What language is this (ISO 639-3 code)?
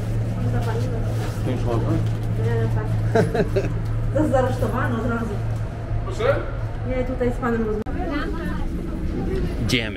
pol